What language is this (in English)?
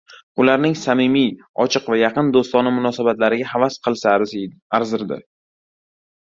Uzbek